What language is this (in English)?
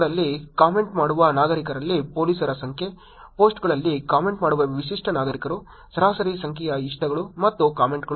Kannada